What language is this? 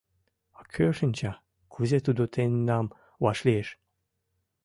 Mari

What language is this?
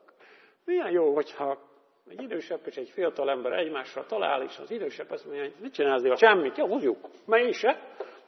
Hungarian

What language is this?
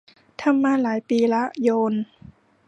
Thai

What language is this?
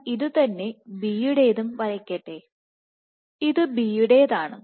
Malayalam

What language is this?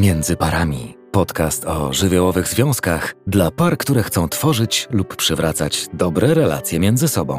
Polish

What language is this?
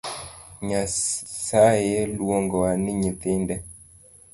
Luo (Kenya and Tanzania)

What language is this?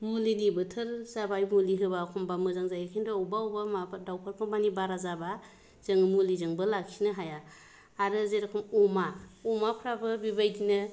Bodo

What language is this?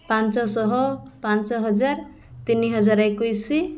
Odia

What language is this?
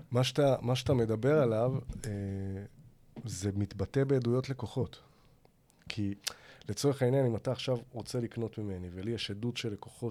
Hebrew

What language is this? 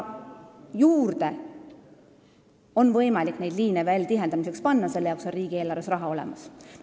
Estonian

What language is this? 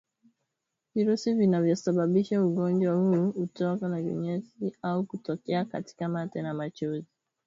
Swahili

